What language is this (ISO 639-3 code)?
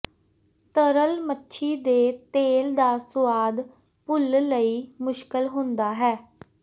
pan